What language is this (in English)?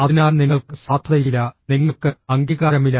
Malayalam